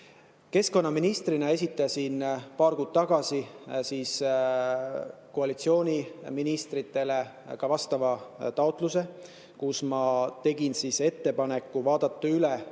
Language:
Estonian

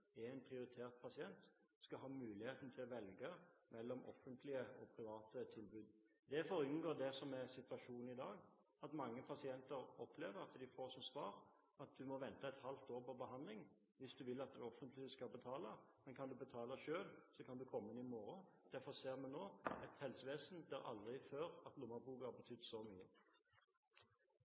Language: Norwegian Bokmål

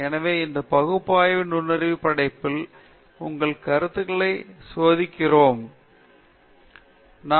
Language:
Tamil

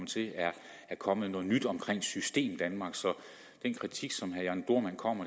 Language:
Danish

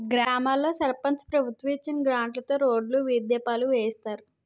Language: Telugu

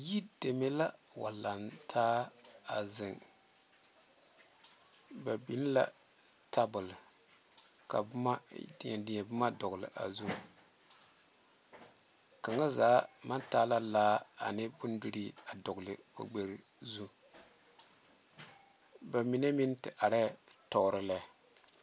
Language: Southern Dagaare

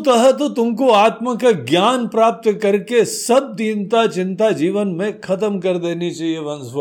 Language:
Hindi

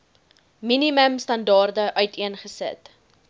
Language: Afrikaans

